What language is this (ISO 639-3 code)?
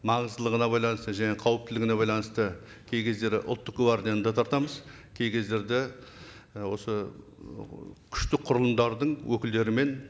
kaz